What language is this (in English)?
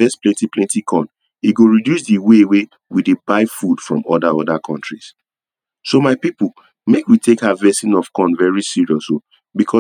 Nigerian Pidgin